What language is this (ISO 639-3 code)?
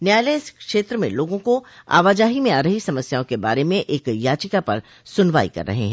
hin